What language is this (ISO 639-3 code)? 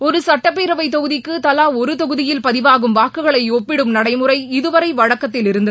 tam